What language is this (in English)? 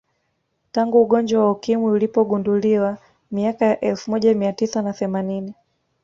Swahili